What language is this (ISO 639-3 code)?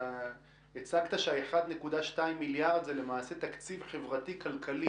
heb